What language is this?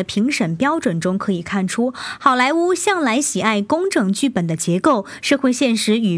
Chinese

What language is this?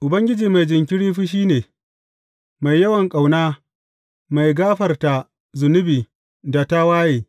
Hausa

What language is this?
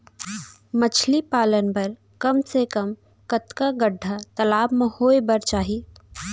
Chhattisgarhi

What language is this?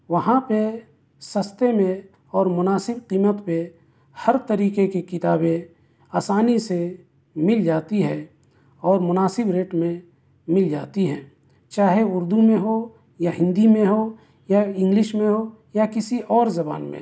Urdu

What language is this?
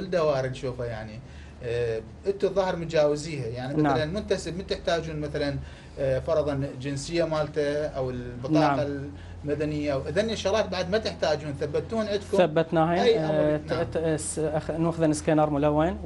Arabic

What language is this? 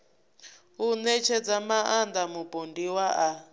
Venda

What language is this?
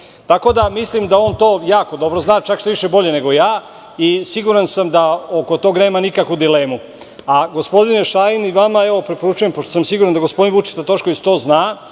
Serbian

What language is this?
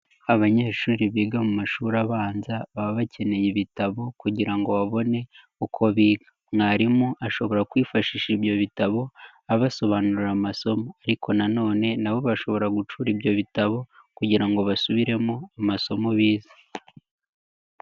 Kinyarwanda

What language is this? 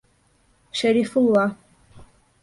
Bashkir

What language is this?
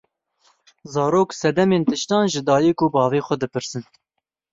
Kurdish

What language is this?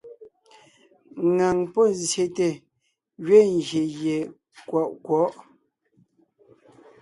Ngiemboon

